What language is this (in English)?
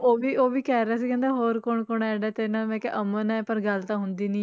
Punjabi